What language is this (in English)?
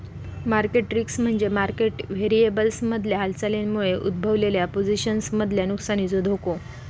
Marathi